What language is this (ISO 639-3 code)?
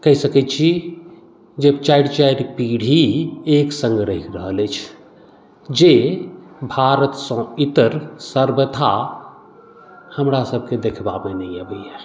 mai